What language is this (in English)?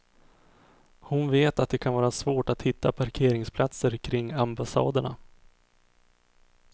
Swedish